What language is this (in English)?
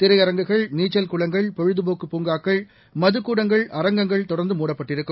Tamil